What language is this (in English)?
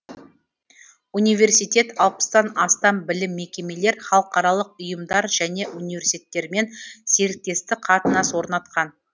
Kazakh